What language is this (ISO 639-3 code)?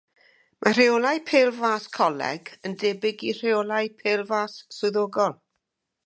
cym